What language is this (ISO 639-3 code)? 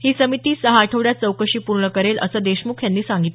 mar